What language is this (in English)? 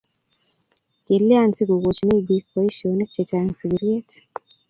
Kalenjin